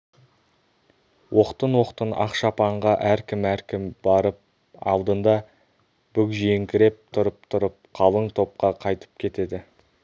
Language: Kazakh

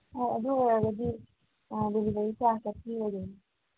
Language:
Manipuri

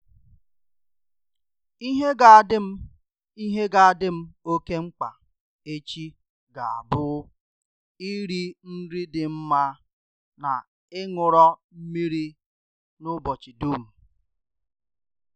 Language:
Igbo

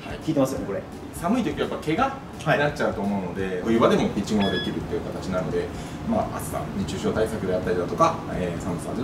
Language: Japanese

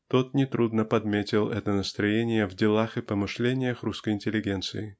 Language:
Russian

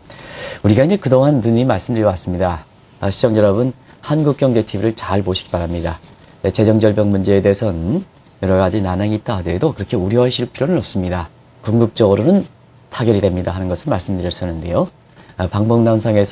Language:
Korean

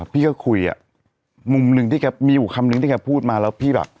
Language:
Thai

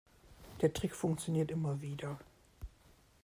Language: German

